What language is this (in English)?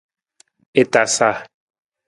Nawdm